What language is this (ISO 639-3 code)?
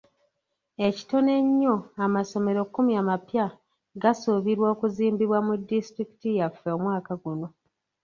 lug